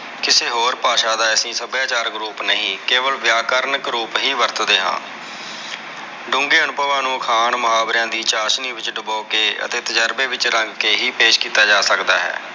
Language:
Punjabi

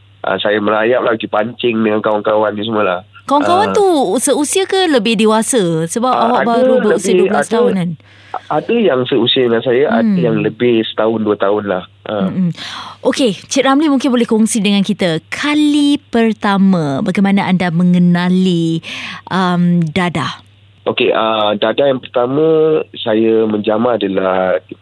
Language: Malay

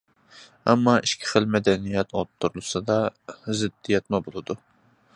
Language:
Uyghur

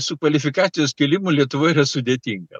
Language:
Lithuanian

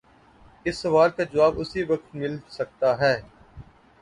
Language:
Urdu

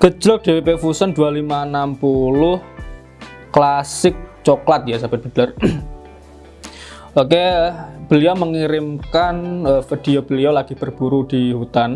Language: Indonesian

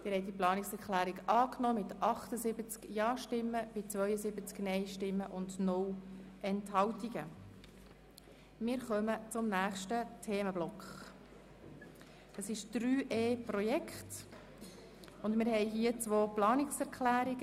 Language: Swiss German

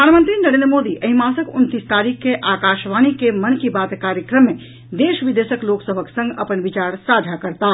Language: Maithili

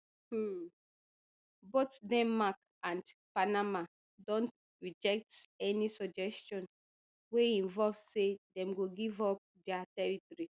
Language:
Nigerian Pidgin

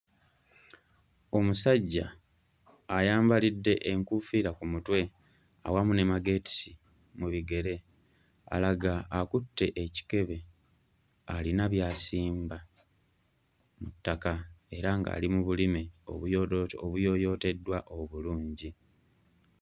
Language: Ganda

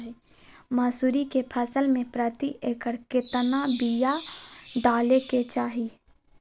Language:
Magahi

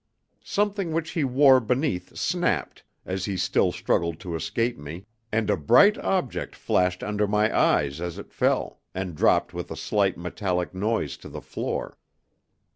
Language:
English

